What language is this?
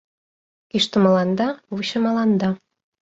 Mari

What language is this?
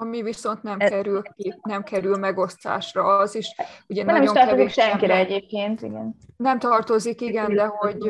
Hungarian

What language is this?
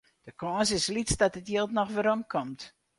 Western Frisian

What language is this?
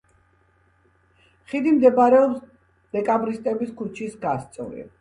Georgian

